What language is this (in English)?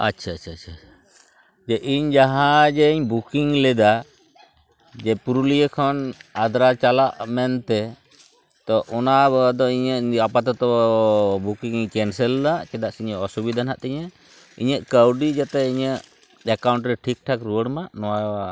Santali